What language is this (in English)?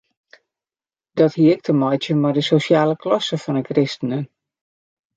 Western Frisian